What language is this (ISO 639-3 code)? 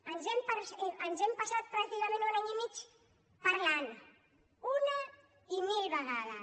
cat